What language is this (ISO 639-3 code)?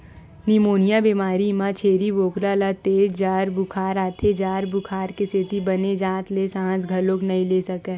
hne